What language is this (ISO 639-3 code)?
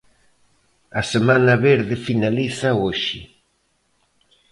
glg